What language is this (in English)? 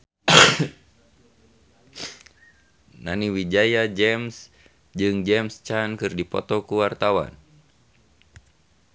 Sundanese